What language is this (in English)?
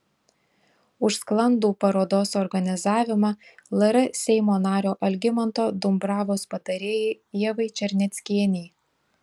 Lithuanian